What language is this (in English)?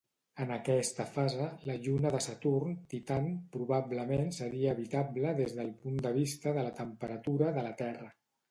Catalan